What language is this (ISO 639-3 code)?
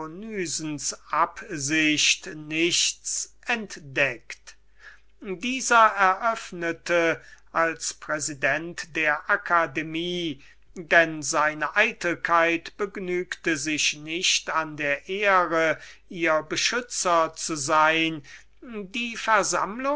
deu